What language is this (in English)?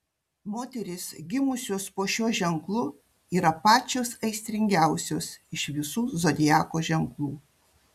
Lithuanian